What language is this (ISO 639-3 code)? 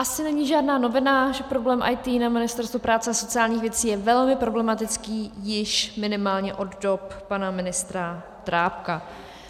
ces